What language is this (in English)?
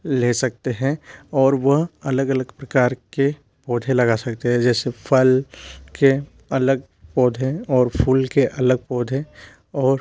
Hindi